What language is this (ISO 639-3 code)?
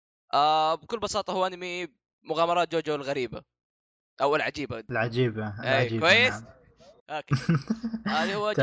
ara